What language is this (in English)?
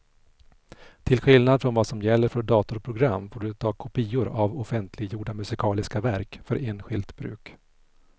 Swedish